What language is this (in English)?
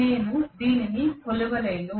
Telugu